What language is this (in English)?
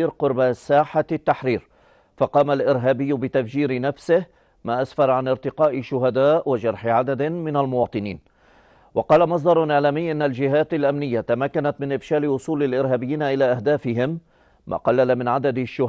Arabic